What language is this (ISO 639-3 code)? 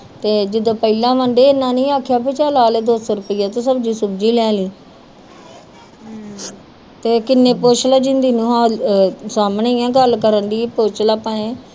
pan